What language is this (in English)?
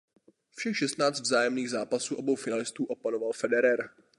Czech